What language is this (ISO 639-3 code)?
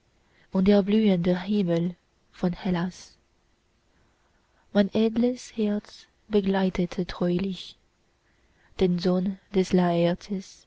deu